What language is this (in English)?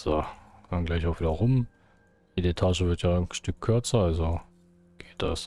German